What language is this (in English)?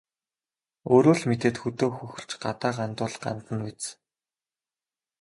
Mongolian